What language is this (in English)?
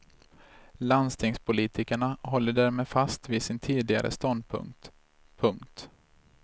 Swedish